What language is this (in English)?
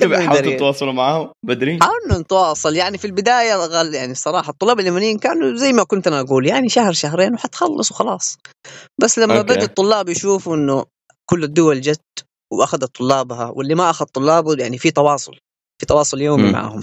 Arabic